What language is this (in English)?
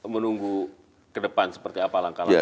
Indonesian